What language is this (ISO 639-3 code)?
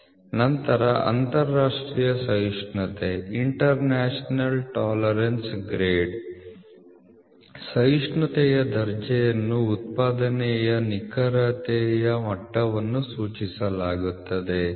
kan